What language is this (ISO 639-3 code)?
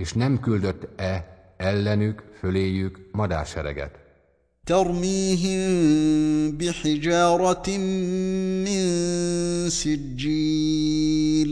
hun